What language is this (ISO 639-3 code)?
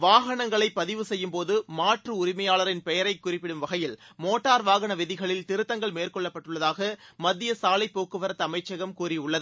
tam